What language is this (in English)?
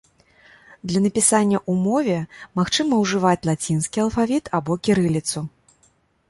Belarusian